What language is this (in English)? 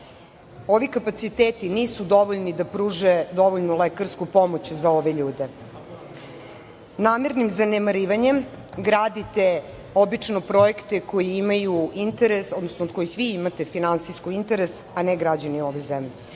Serbian